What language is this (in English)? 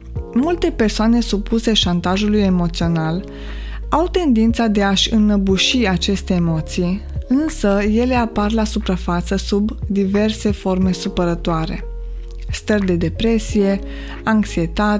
Romanian